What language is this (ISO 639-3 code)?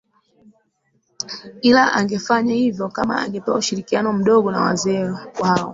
swa